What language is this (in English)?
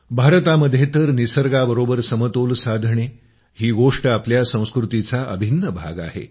Marathi